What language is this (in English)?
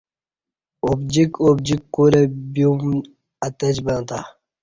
Kati